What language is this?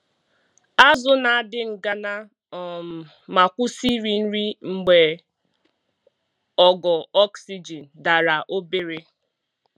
Igbo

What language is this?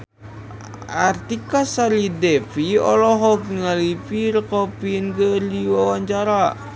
Sundanese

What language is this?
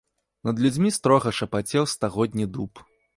Belarusian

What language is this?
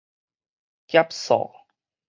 Min Nan Chinese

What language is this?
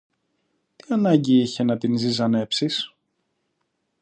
Greek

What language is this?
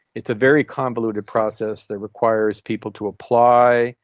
English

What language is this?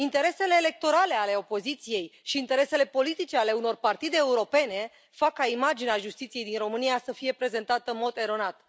Romanian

